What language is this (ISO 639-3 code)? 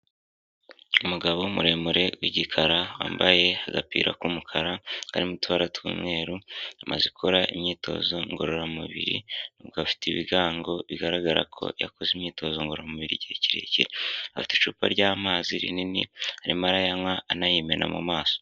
kin